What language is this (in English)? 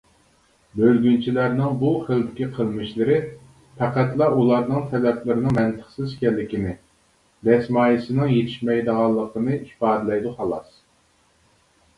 Uyghur